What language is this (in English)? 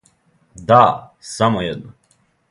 Serbian